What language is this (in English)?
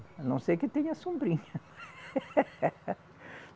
Portuguese